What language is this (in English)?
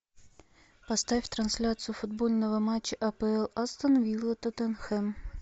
Russian